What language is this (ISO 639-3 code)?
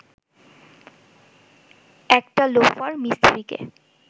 ben